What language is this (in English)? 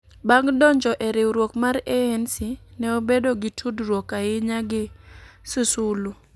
Luo (Kenya and Tanzania)